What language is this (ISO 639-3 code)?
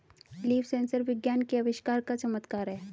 hin